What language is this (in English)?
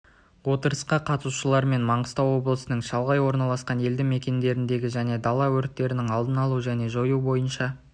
Kazakh